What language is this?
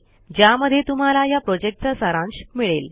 Marathi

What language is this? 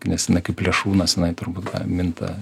Lithuanian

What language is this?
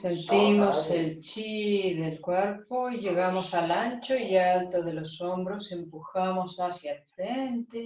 Spanish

